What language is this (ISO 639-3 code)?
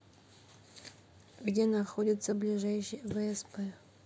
rus